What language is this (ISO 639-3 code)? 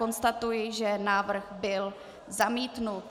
ces